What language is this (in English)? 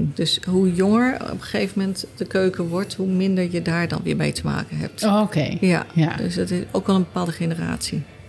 Dutch